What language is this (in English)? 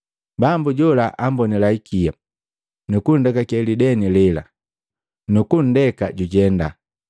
Matengo